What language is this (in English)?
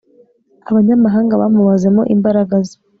Kinyarwanda